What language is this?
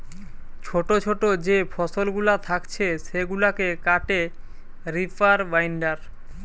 Bangla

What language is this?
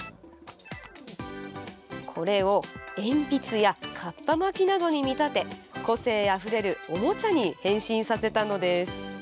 Japanese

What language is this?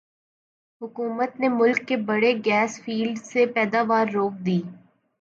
Urdu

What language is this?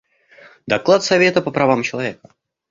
Russian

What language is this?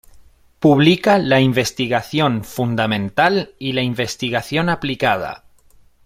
Spanish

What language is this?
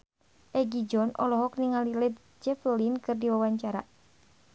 Sundanese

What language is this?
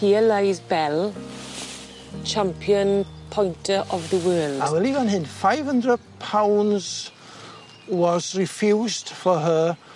Welsh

